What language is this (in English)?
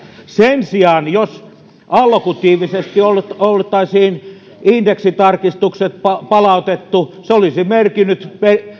Finnish